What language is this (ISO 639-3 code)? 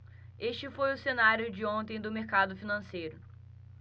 por